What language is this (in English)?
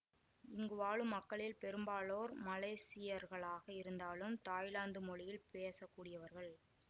Tamil